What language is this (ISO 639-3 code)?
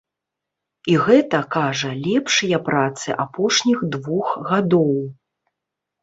bel